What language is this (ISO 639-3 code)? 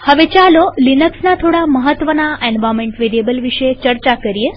guj